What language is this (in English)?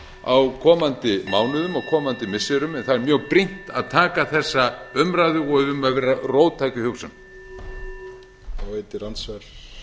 Icelandic